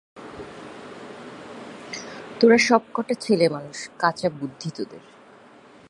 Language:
Bangla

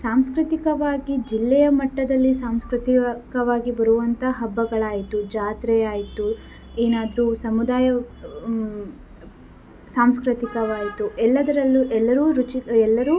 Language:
Kannada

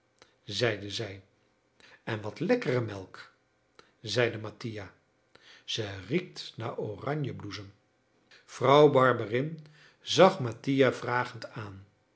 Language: Dutch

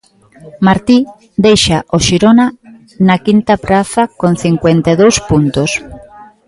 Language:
Galician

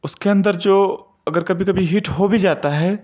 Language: Urdu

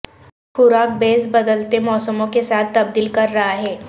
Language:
Urdu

